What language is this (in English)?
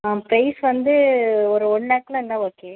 Tamil